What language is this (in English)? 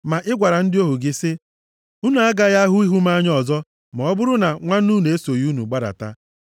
Igbo